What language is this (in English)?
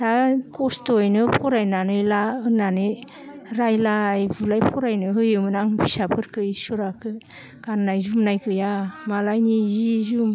Bodo